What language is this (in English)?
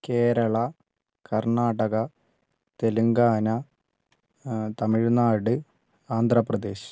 Malayalam